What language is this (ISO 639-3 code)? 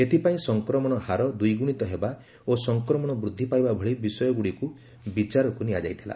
ori